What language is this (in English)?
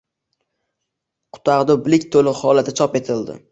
Uzbek